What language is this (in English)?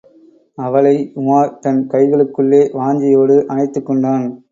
Tamil